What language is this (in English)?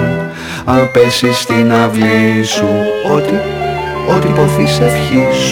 Greek